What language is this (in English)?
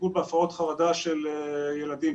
Hebrew